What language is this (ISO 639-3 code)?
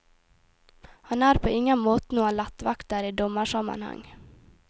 nor